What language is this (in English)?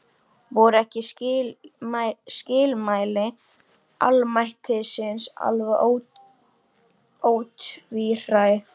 Icelandic